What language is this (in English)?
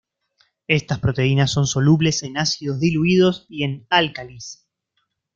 Spanish